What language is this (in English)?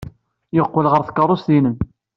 Kabyle